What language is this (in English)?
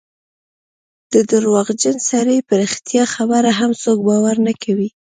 Pashto